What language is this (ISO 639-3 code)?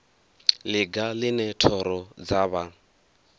ven